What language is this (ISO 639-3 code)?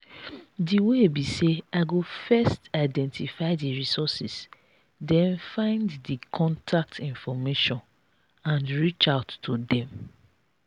pcm